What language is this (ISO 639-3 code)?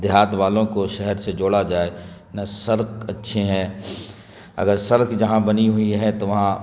urd